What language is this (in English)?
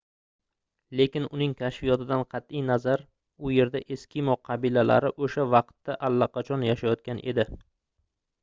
Uzbek